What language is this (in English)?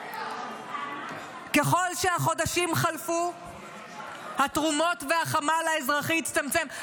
Hebrew